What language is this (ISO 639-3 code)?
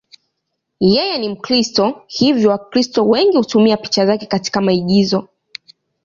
swa